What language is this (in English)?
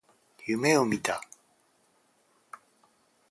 Japanese